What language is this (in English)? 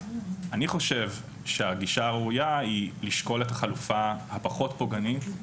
Hebrew